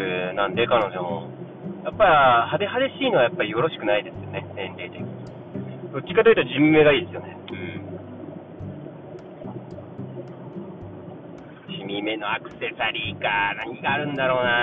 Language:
Japanese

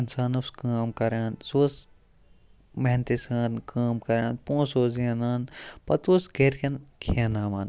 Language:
Kashmiri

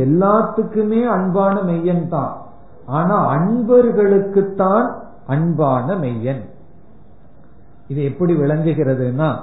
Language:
Tamil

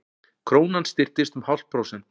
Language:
Icelandic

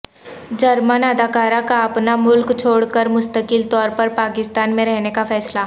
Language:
Urdu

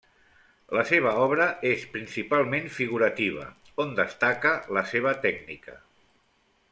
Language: Catalan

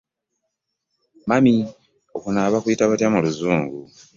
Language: Ganda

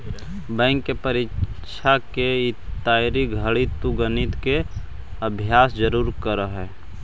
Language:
Magahi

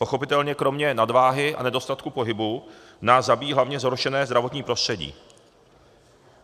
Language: Czech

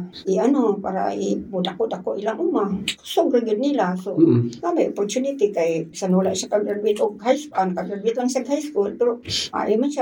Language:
Filipino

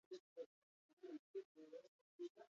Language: Basque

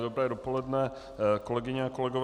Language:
Czech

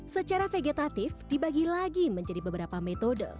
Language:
Indonesian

